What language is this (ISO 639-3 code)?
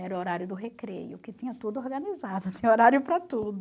por